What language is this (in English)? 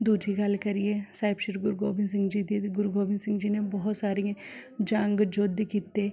Punjabi